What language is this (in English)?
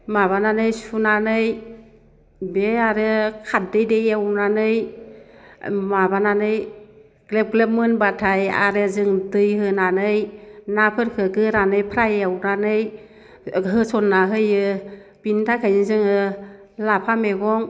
Bodo